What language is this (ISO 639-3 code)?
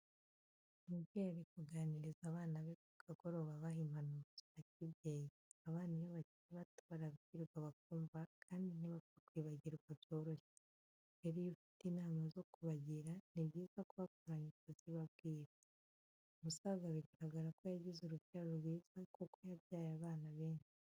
kin